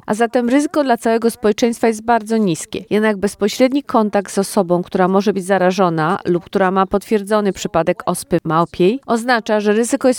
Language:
Polish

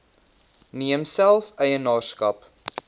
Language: Afrikaans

